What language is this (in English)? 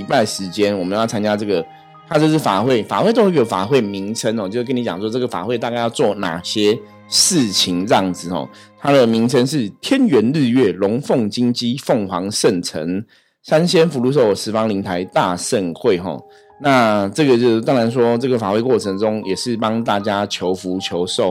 Chinese